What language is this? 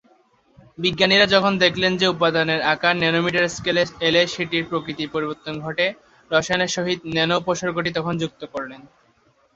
Bangla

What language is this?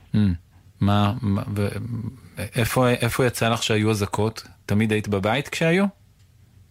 Hebrew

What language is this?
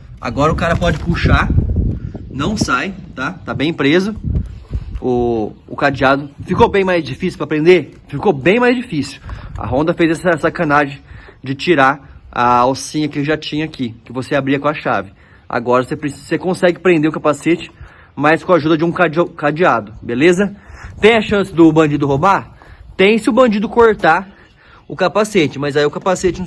Portuguese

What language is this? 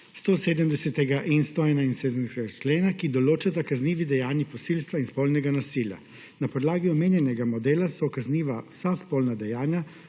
Slovenian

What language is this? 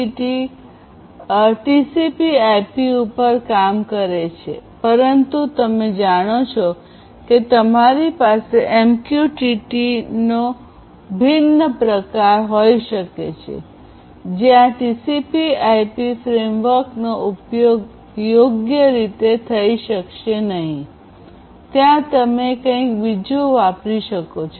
Gujarati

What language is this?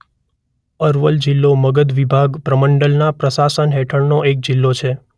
Gujarati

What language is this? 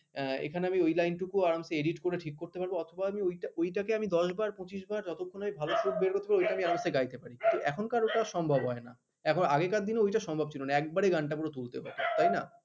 Bangla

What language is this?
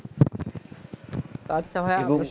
Bangla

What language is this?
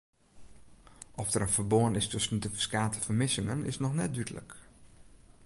Western Frisian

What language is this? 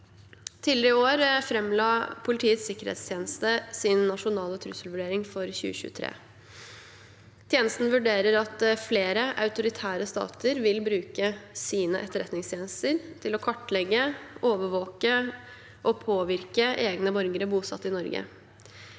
Norwegian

